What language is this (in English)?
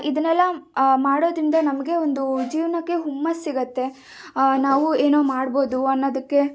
Kannada